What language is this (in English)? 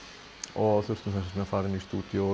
Icelandic